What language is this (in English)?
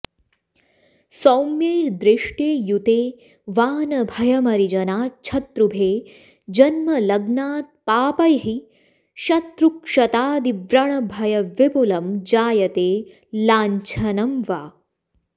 Sanskrit